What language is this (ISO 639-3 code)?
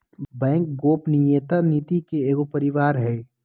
mag